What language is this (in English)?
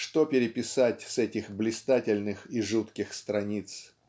Russian